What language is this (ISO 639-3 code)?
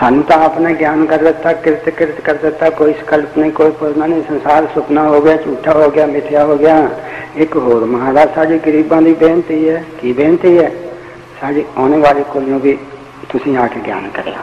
pan